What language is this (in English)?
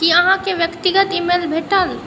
Maithili